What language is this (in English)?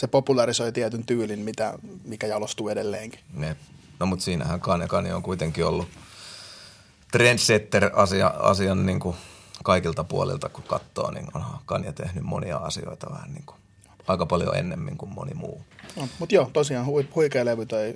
Finnish